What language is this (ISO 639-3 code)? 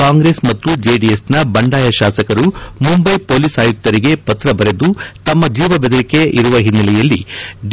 kan